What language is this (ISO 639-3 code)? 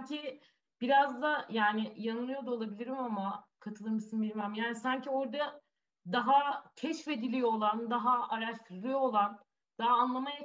tur